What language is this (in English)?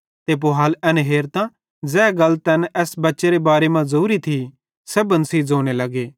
Bhadrawahi